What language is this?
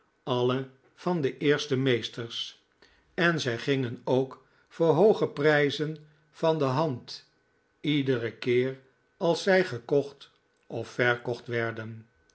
Dutch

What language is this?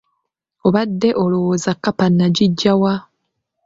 Ganda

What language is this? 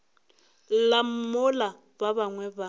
Northern Sotho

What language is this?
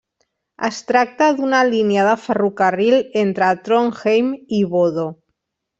Catalan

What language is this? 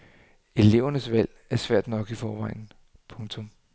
Danish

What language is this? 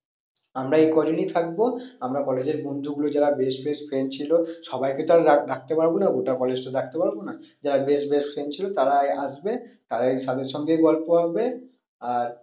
Bangla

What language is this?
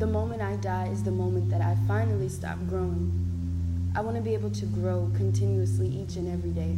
English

